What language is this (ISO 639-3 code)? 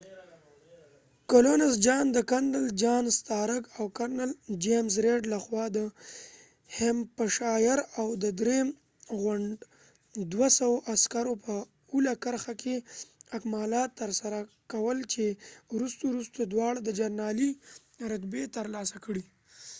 pus